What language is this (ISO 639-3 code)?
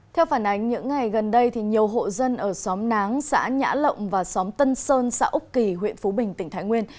vie